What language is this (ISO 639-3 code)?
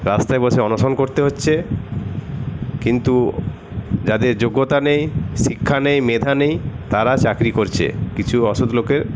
ben